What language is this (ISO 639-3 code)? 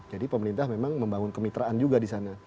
ind